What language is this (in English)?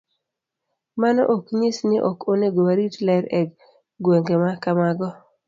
Luo (Kenya and Tanzania)